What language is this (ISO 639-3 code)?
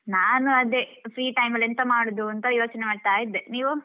kan